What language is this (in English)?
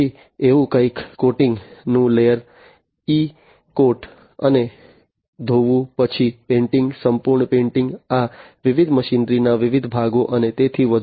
Gujarati